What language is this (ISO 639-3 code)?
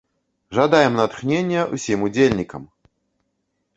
bel